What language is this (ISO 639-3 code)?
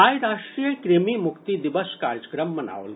mai